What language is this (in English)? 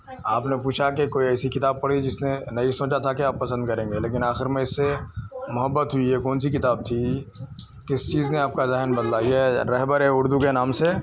Urdu